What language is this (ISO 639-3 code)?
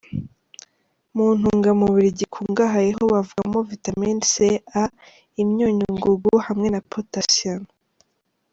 kin